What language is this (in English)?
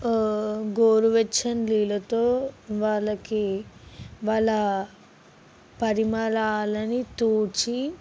Telugu